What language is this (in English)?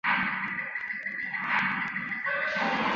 Chinese